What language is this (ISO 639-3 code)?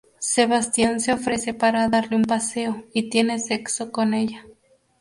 spa